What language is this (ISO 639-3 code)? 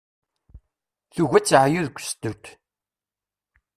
kab